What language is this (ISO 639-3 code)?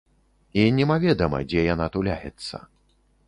bel